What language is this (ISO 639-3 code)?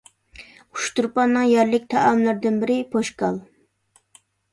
uig